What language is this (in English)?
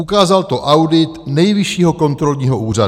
Czech